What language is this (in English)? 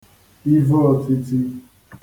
Igbo